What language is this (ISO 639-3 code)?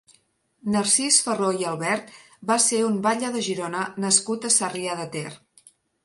cat